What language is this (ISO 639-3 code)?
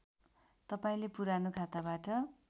nep